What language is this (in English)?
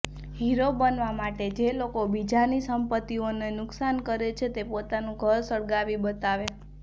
Gujarati